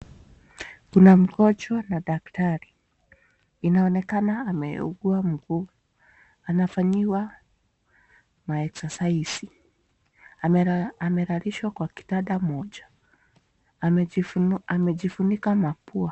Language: Swahili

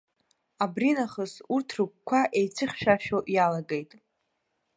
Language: Abkhazian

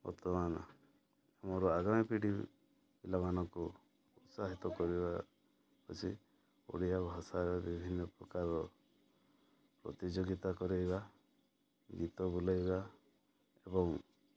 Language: Odia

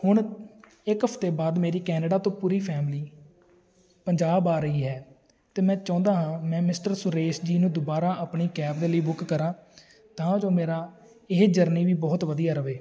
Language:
Punjabi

